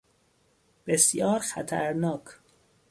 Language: Persian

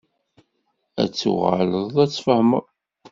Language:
Kabyle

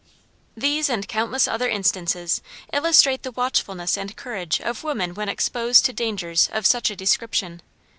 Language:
English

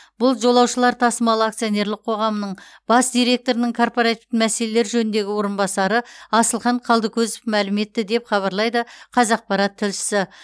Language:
Kazakh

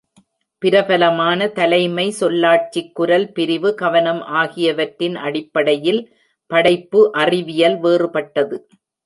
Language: Tamil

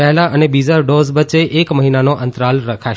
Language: Gujarati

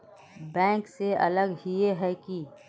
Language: Magahi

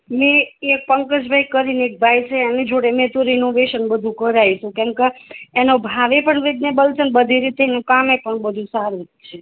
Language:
Gujarati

